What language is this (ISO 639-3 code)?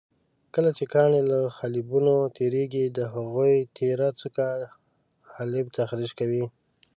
pus